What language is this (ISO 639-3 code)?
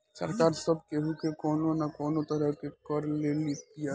bho